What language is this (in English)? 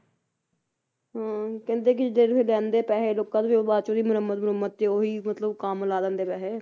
Punjabi